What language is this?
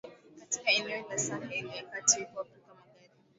Swahili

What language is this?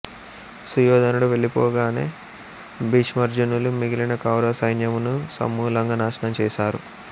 Telugu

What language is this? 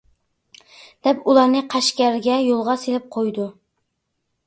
Uyghur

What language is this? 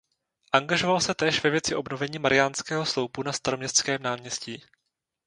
Czech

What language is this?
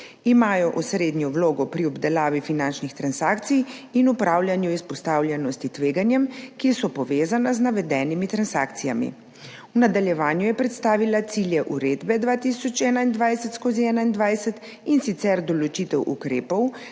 Slovenian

